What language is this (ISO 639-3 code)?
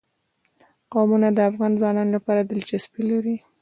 pus